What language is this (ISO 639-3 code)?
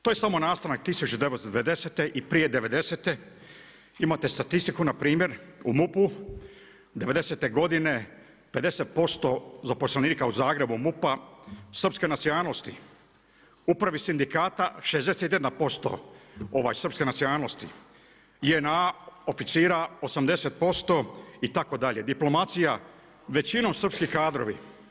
hrv